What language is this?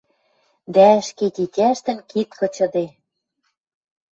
Western Mari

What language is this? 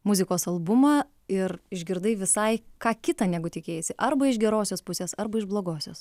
Lithuanian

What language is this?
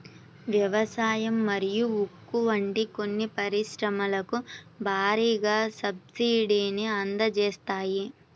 Telugu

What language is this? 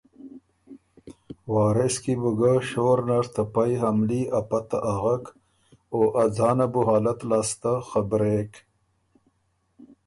Ormuri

